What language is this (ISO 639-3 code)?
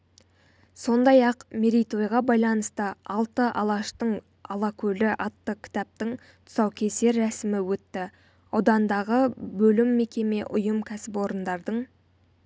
kaz